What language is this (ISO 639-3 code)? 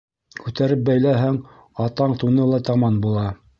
bak